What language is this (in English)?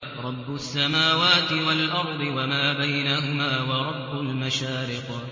Arabic